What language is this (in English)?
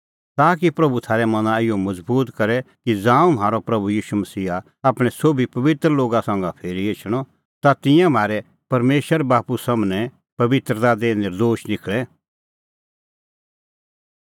Kullu Pahari